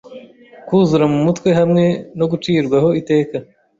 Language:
Kinyarwanda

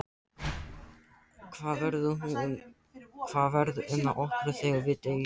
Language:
Icelandic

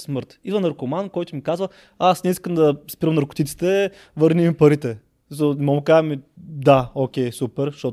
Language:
Bulgarian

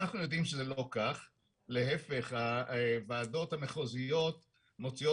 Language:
Hebrew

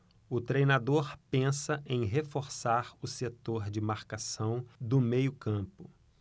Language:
Portuguese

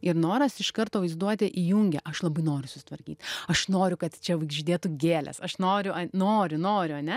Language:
Lithuanian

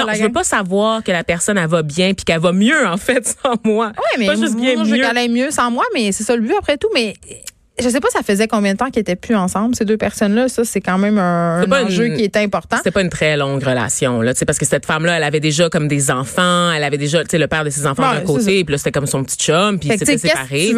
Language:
French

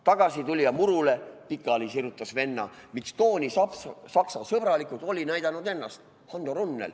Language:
Estonian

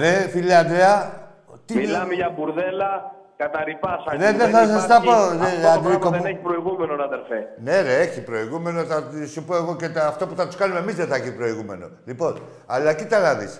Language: Greek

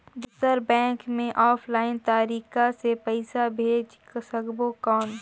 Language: Chhattisgarhi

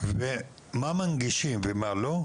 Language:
Hebrew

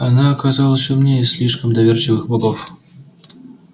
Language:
Russian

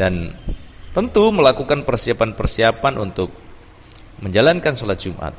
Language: Indonesian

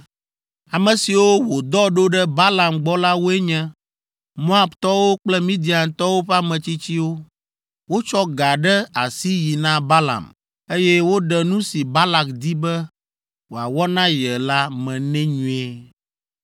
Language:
Ewe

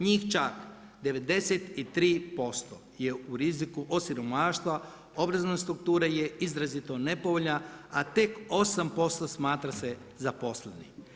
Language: Croatian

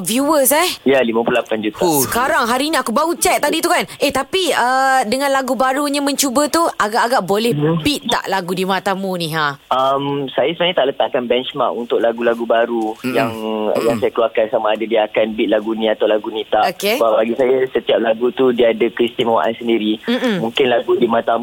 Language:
Malay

